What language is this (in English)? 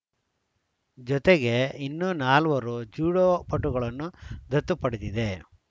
Kannada